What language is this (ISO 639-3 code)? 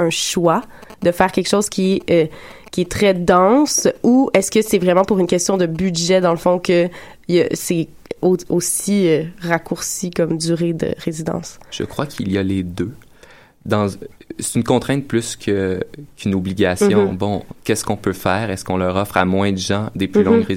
fra